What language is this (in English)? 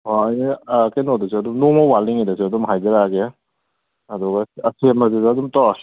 Manipuri